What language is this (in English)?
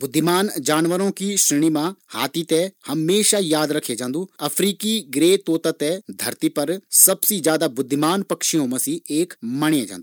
Garhwali